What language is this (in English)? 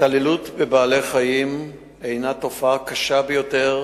Hebrew